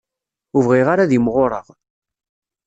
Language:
Kabyle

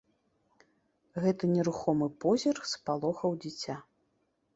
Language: Belarusian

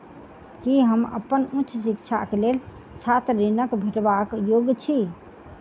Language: Maithili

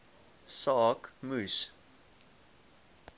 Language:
Afrikaans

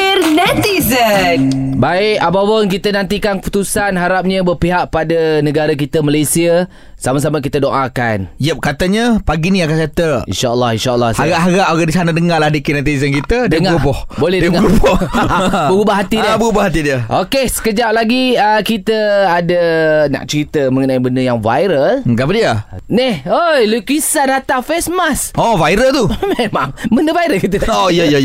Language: Malay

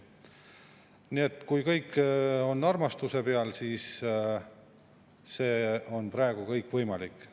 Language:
Estonian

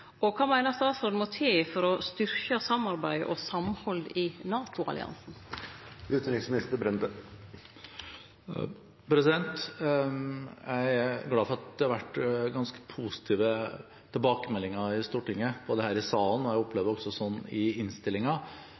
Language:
Norwegian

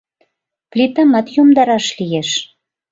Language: Mari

